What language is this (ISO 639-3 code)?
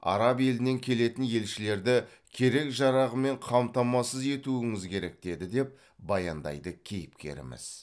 kaz